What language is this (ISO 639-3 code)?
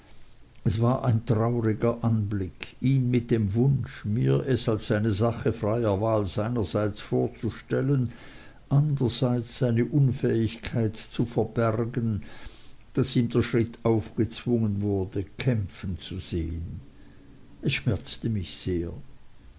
deu